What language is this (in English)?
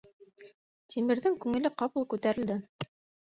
Bashkir